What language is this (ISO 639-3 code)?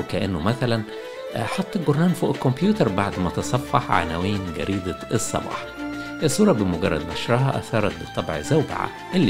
ara